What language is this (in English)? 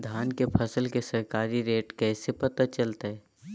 Magahi